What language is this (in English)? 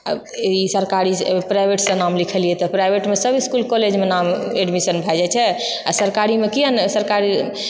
Maithili